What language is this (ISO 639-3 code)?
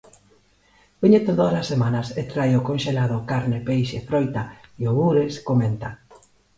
glg